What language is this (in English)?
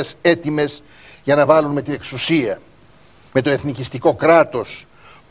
Greek